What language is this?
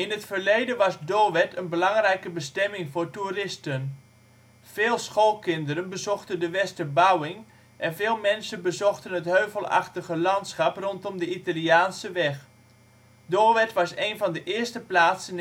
Dutch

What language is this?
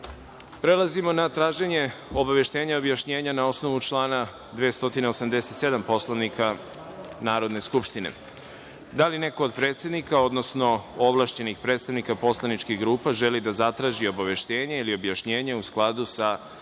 Serbian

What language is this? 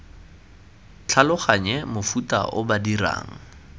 Tswana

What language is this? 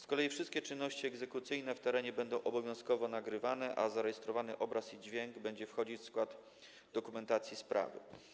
Polish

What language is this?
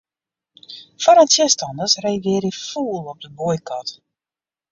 Western Frisian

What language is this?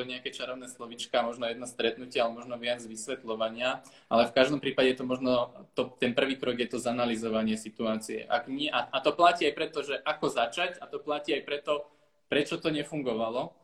Slovak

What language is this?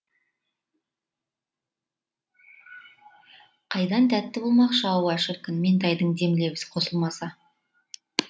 Kazakh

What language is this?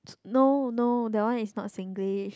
English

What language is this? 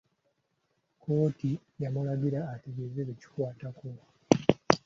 Ganda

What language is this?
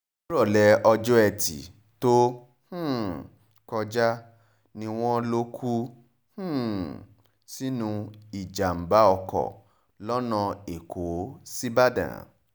Yoruba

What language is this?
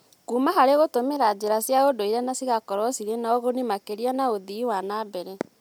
Kikuyu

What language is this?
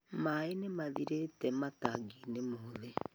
Kikuyu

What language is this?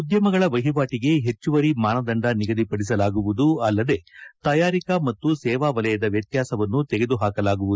Kannada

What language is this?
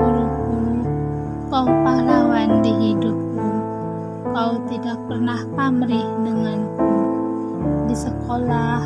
Indonesian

